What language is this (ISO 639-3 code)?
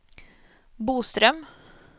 swe